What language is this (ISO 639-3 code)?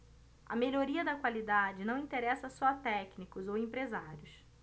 por